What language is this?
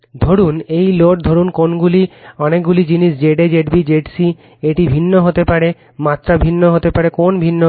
Bangla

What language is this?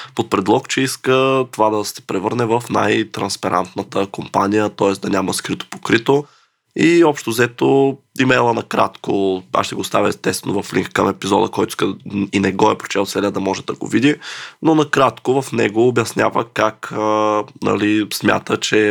Bulgarian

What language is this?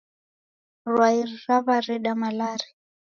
Taita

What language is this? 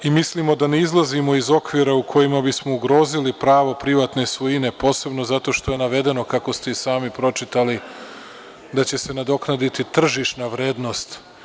Serbian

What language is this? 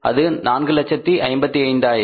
Tamil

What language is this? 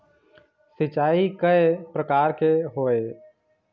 Chhattisgarhi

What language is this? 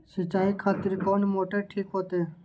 Maithili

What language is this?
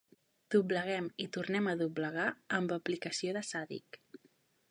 Catalan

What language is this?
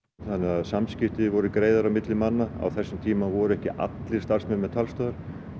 Icelandic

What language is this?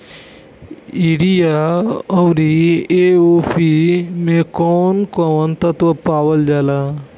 Bhojpuri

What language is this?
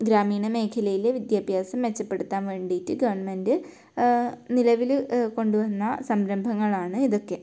Malayalam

